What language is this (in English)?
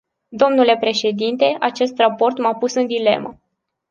Romanian